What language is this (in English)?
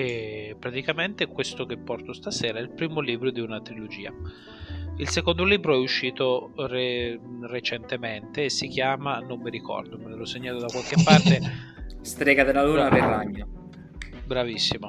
Italian